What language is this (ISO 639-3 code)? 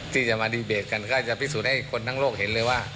tha